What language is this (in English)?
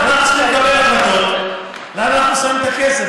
Hebrew